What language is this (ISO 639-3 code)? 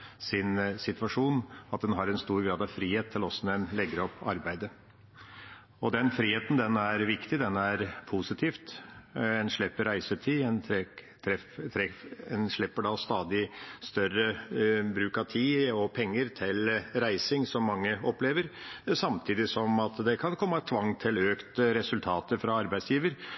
nob